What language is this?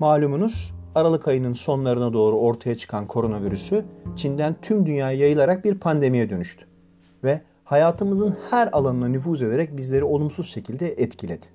Turkish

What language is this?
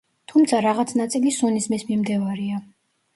Georgian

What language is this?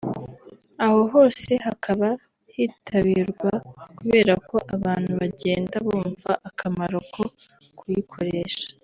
Kinyarwanda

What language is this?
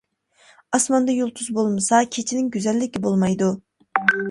Uyghur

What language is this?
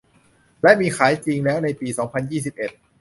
Thai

